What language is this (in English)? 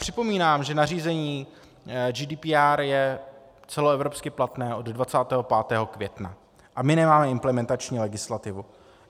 Czech